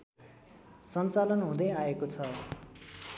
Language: Nepali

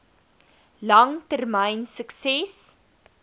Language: Afrikaans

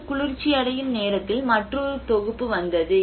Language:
Tamil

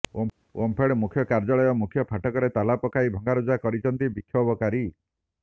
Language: Odia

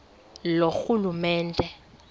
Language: Xhosa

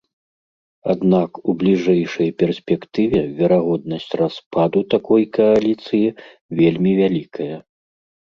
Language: Belarusian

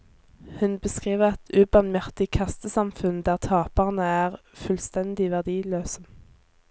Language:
Norwegian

